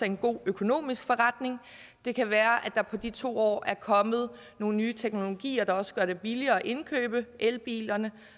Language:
Danish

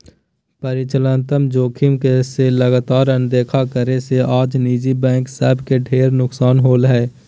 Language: Magahi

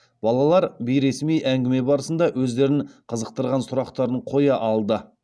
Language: Kazakh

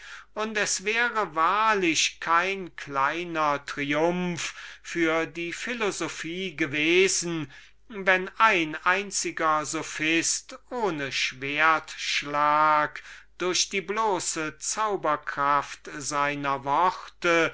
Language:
German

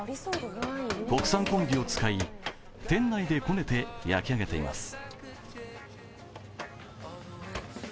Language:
Japanese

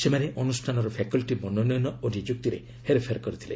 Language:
Odia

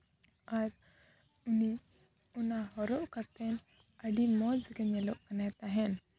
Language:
Santali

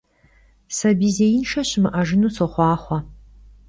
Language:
Kabardian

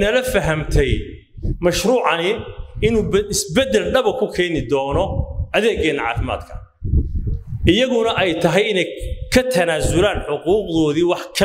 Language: Arabic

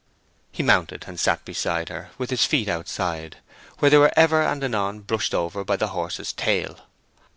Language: English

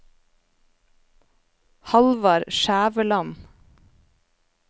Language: Norwegian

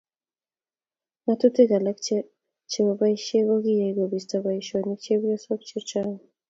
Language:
Kalenjin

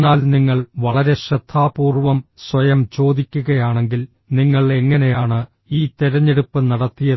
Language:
Malayalam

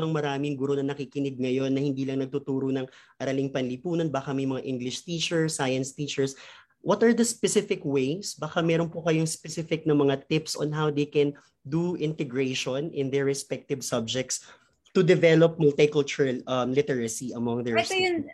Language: Filipino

